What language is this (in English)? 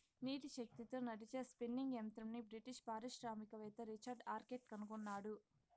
Telugu